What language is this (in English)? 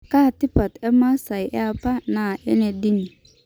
Masai